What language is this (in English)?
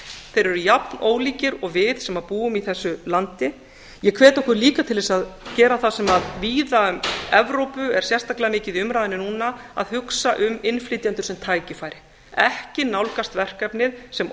Icelandic